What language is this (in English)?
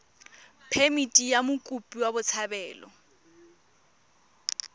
Tswana